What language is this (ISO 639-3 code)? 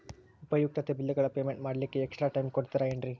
kan